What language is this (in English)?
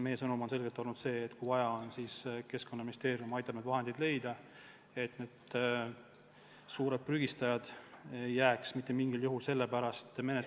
Estonian